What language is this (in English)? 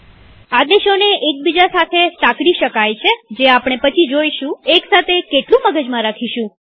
Gujarati